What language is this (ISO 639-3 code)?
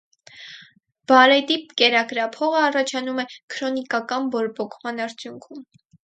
hye